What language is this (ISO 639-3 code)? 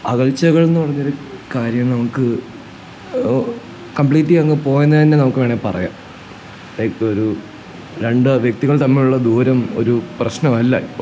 mal